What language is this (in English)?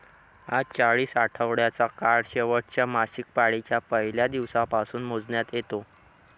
Marathi